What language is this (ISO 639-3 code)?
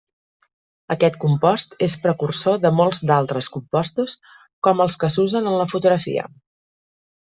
cat